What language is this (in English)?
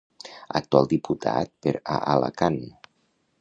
Catalan